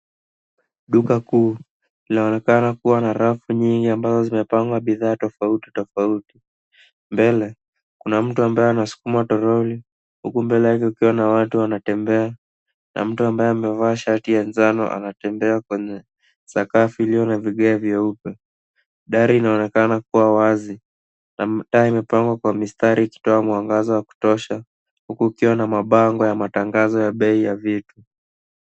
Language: Swahili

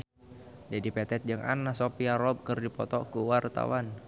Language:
Sundanese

